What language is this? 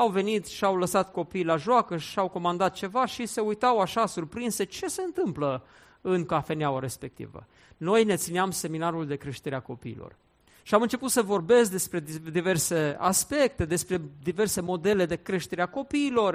Romanian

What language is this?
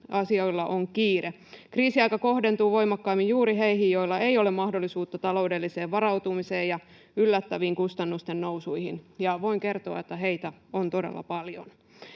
Finnish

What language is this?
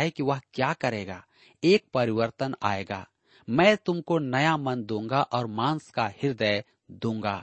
Hindi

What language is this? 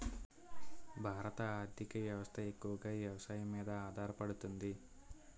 Telugu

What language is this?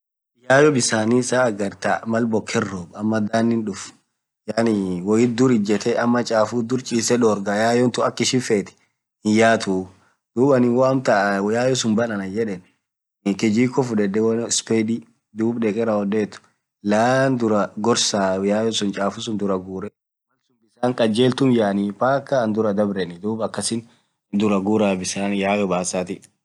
Orma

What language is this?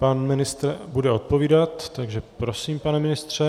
Czech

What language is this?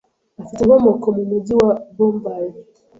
Kinyarwanda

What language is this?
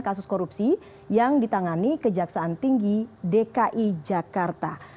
Indonesian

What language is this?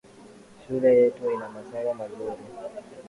Swahili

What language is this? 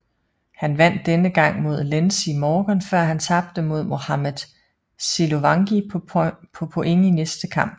Danish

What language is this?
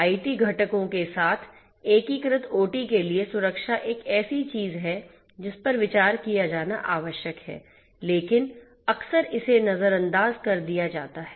Hindi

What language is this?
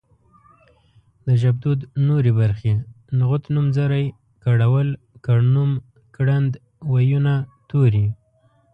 Pashto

